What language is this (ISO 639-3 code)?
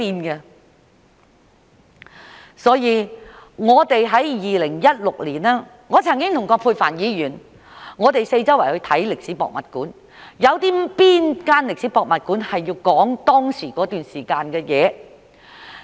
yue